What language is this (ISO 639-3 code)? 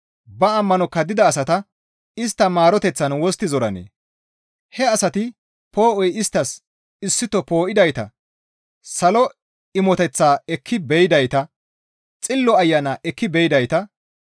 gmv